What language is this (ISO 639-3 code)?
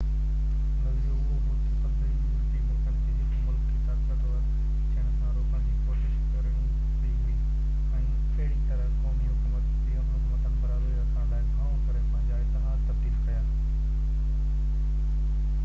snd